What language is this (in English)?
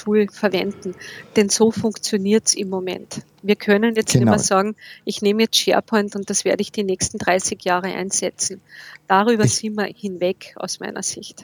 German